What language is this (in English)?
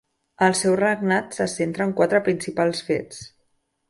Catalan